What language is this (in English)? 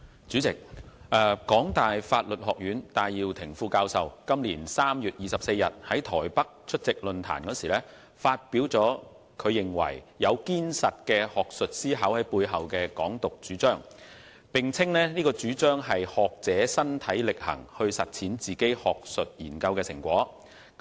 Cantonese